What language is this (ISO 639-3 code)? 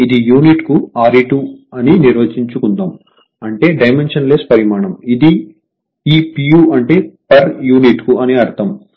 tel